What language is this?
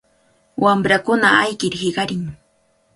Cajatambo North Lima Quechua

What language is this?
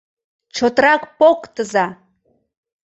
Mari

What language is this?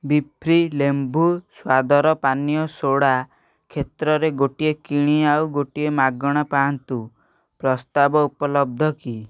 Odia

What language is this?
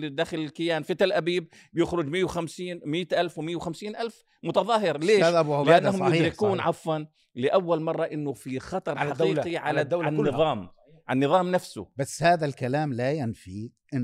Arabic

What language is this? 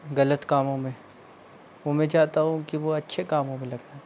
Hindi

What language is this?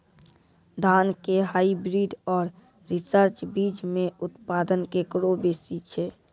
Maithili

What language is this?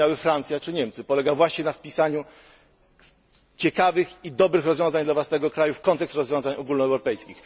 Polish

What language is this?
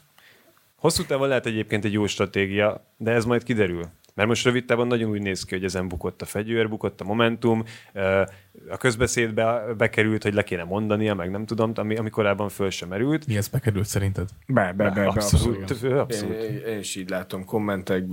Hungarian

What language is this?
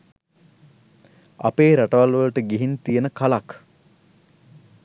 Sinhala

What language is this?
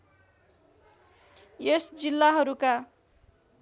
Nepali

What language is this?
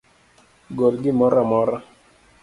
Luo (Kenya and Tanzania)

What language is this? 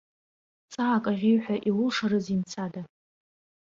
Abkhazian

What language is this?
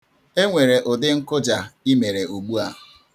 Igbo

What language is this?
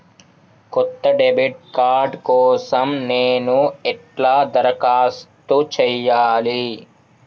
Telugu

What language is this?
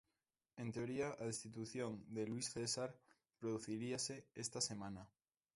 Galician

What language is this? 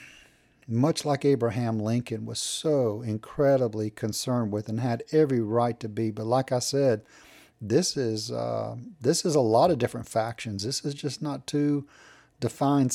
English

